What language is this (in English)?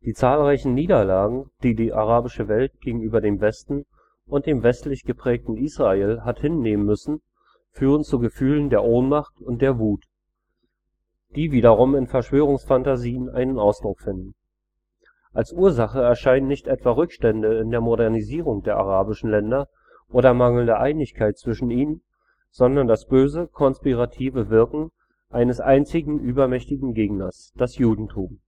German